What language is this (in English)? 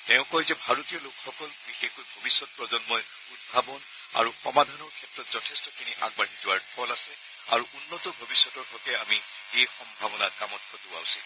Assamese